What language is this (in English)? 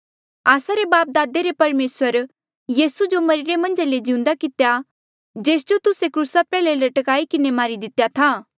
Mandeali